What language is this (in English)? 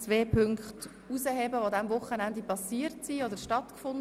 Swiss German